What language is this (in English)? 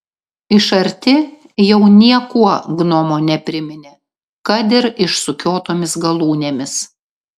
Lithuanian